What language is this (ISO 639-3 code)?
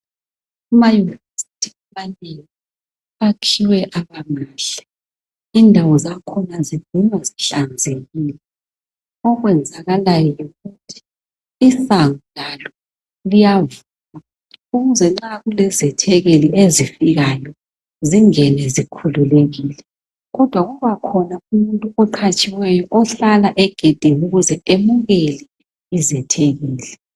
nde